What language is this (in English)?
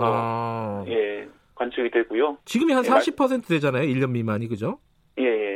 Korean